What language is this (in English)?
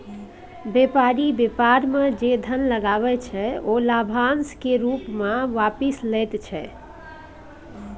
Maithili